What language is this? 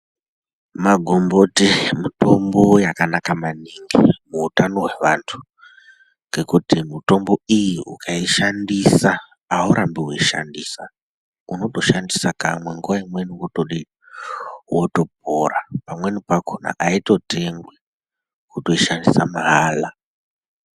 Ndau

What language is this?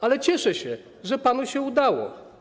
Polish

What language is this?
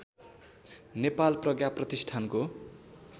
Nepali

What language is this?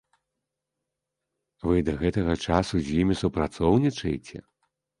Belarusian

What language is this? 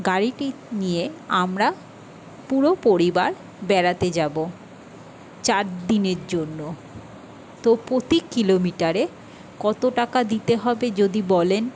Bangla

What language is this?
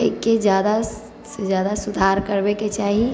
Maithili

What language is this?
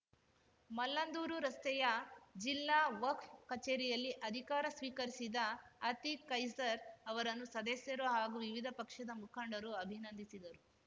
Kannada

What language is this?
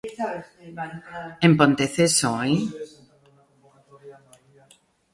Galician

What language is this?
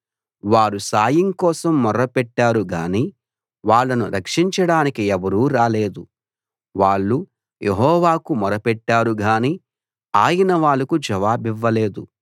Telugu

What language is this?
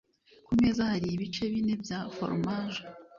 Kinyarwanda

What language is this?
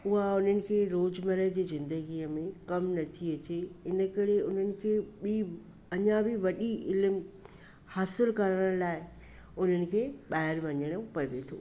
Sindhi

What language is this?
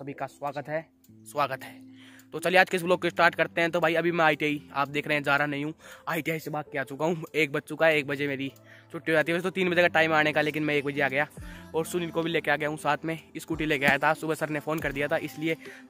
Hindi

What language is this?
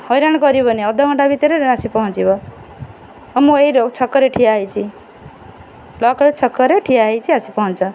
Odia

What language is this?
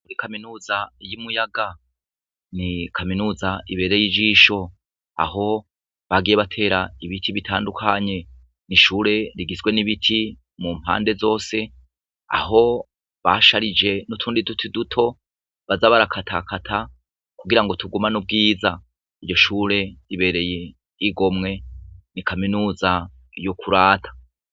Rundi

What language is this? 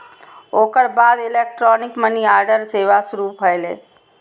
Maithili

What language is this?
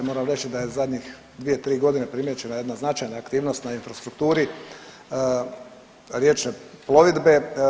Croatian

